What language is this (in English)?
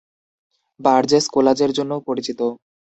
Bangla